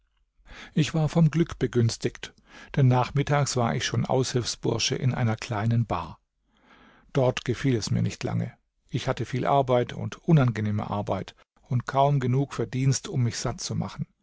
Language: German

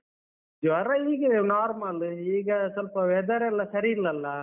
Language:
Kannada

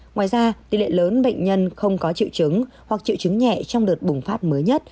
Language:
Vietnamese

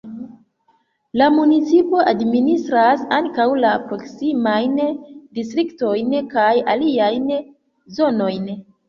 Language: Esperanto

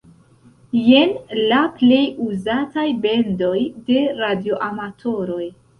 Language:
Esperanto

